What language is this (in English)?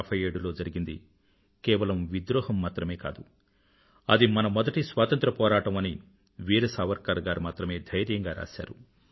Telugu